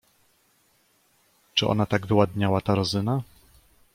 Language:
Polish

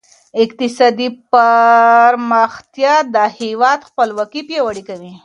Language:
Pashto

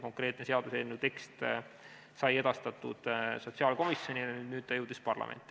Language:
Estonian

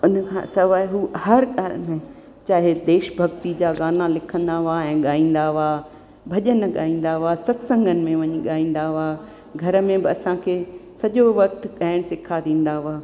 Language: Sindhi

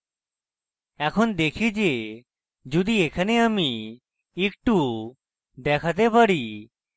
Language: Bangla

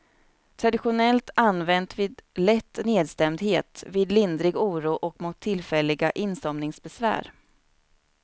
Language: Swedish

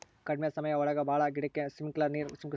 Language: Kannada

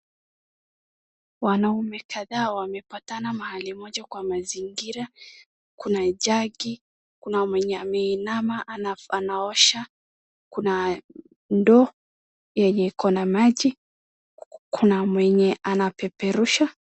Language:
Swahili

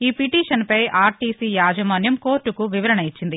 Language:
Telugu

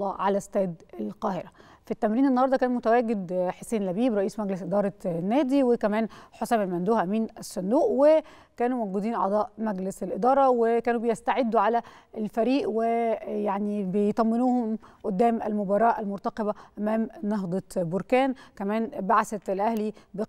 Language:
Arabic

